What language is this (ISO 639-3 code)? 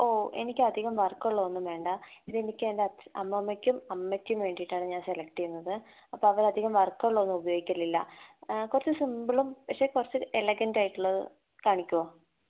mal